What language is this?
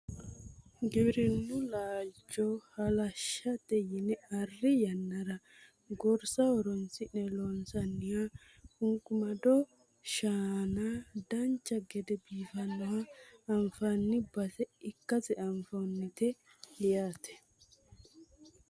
Sidamo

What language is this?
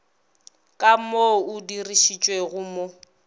Northern Sotho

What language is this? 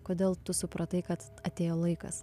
Lithuanian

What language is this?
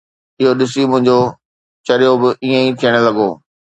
Sindhi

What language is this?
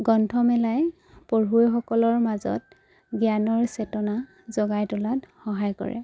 Assamese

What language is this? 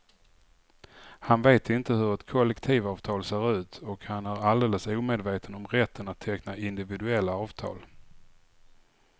Swedish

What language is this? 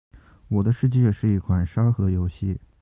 Chinese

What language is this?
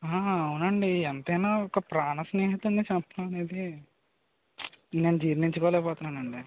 Telugu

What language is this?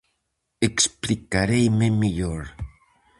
Galician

